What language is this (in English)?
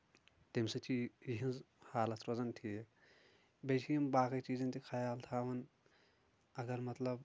Kashmiri